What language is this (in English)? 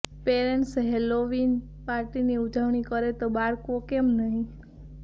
Gujarati